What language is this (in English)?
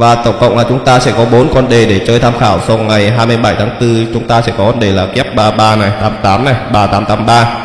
Vietnamese